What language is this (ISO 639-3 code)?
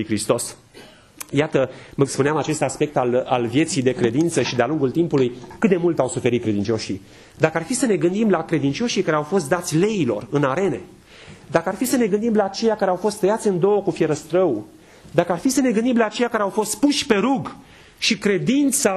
ron